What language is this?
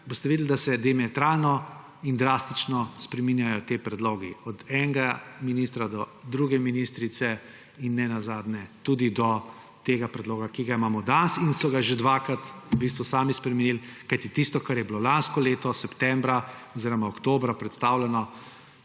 Slovenian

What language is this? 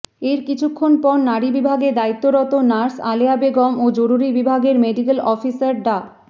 Bangla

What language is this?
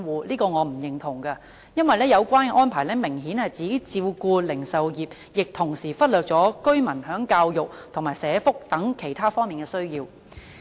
Cantonese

